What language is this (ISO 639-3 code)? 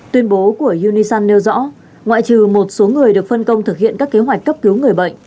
vie